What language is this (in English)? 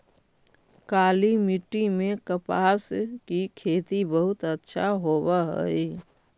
Magahi